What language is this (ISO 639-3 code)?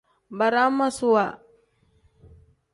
kdh